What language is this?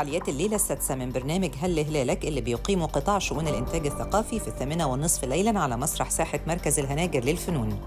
Arabic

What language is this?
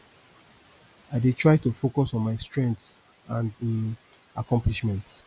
Nigerian Pidgin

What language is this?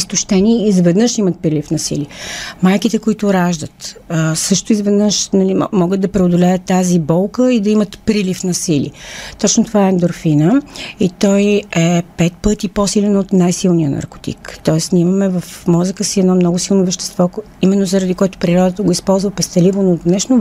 Bulgarian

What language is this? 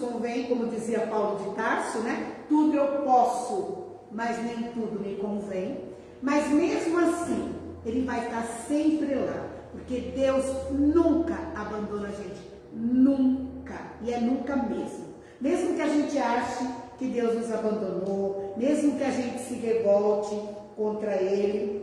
Portuguese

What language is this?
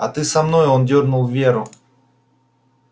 Russian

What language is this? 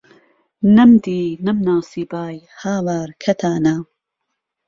Central Kurdish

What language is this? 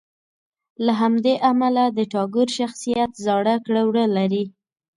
Pashto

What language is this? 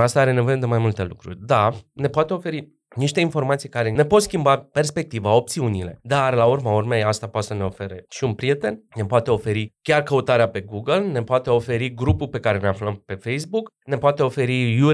Romanian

